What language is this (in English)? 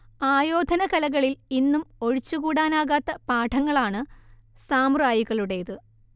Malayalam